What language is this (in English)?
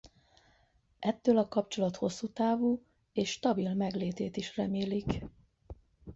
Hungarian